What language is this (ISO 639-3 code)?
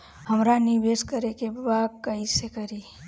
bho